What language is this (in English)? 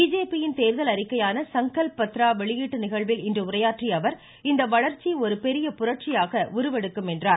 Tamil